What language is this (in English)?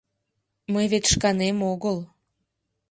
Mari